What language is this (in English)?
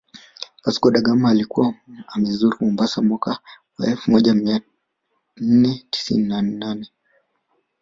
Swahili